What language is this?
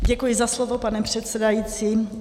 Czech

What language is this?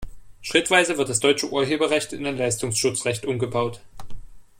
German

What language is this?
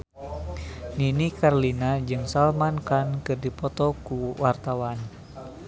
Sundanese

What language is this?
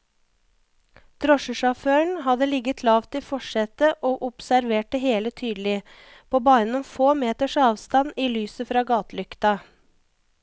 Norwegian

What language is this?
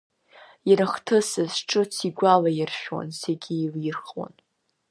Abkhazian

